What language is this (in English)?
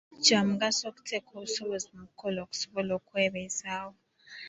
Ganda